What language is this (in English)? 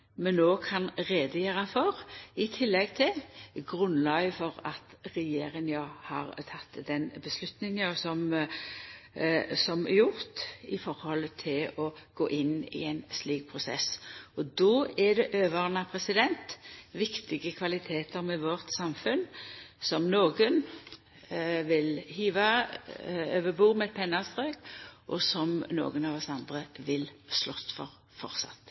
Norwegian Nynorsk